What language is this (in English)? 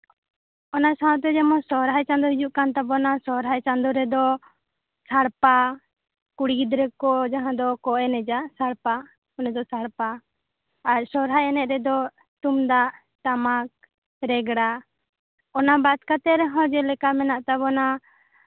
Santali